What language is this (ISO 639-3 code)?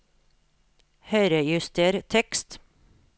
nor